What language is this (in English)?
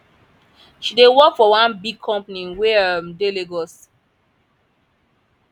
Nigerian Pidgin